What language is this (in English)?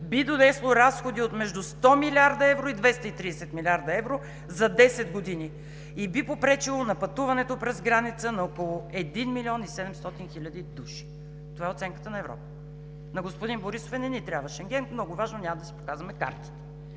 Bulgarian